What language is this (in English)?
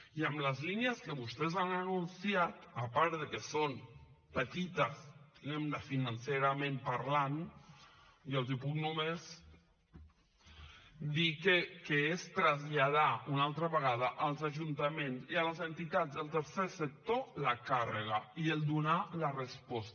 Catalan